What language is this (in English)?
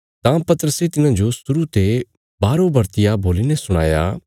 Bilaspuri